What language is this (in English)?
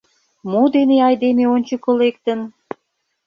Mari